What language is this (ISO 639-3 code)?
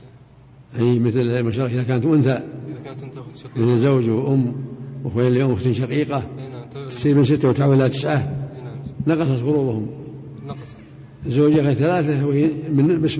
ara